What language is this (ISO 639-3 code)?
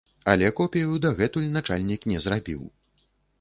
bel